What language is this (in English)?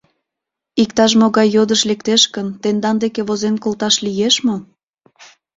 Mari